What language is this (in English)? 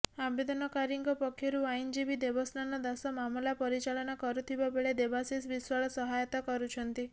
Odia